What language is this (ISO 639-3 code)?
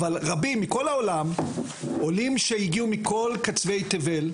heb